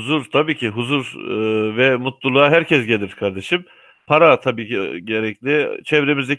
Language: Turkish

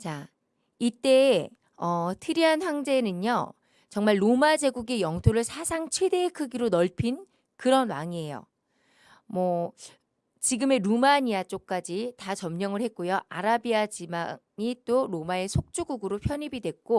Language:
Korean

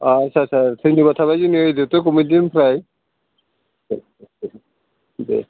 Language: Bodo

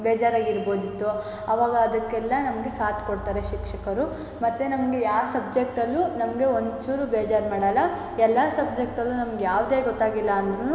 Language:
Kannada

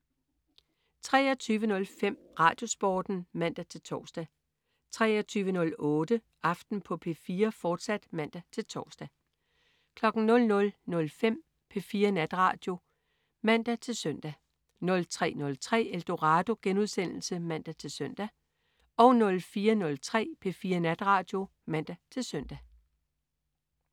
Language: Danish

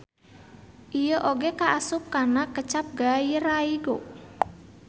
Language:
Sundanese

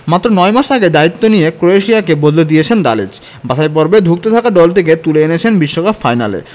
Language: Bangla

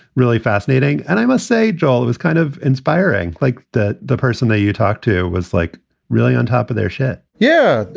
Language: English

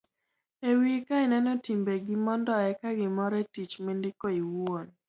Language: Luo (Kenya and Tanzania)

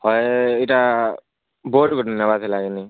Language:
Odia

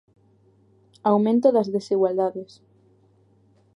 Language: Galician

